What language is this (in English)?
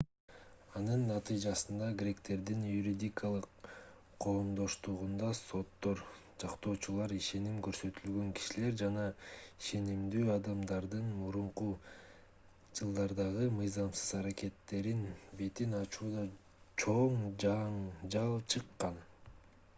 Kyrgyz